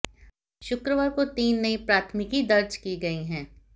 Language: Hindi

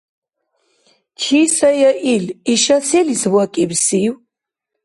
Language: Dargwa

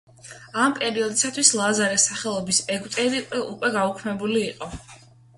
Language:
Georgian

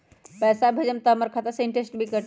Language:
Magahi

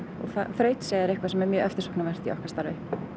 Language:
Icelandic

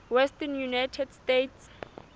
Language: Southern Sotho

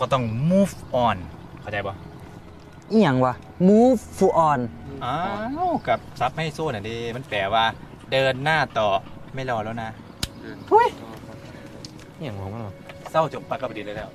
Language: Thai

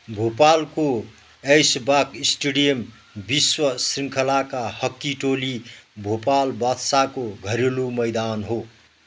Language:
Nepali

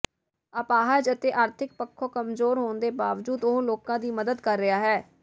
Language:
Punjabi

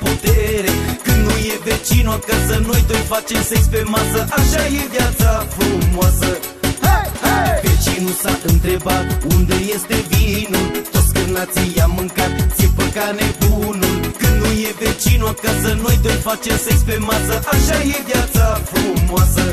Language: Romanian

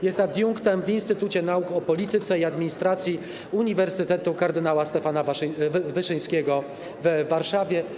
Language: Polish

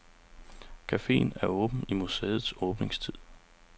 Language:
Danish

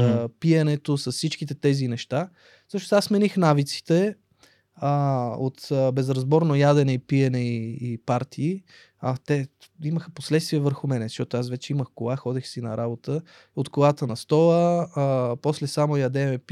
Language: Bulgarian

